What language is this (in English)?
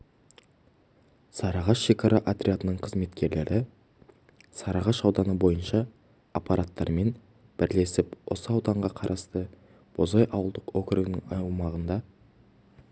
Kazakh